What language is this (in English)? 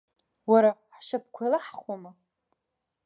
Abkhazian